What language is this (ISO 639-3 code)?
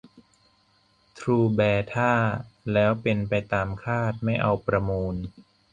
tha